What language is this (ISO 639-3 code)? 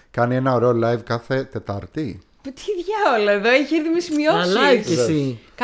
ell